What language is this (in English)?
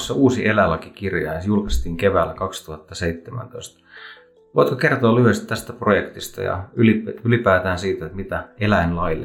Finnish